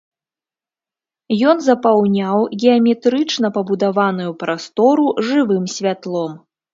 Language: Belarusian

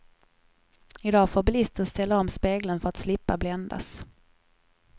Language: Swedish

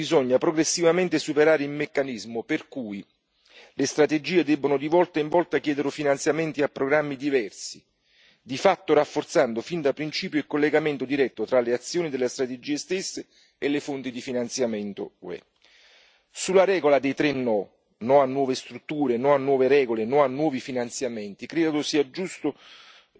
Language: Italian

